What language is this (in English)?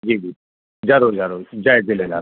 Sindhi